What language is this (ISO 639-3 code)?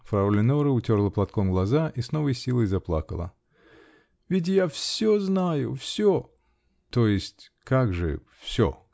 rus